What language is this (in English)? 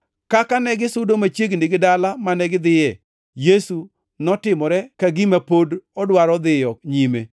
Luo (Kenya and Tanzania)